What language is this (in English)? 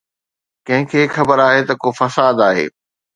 Sindhi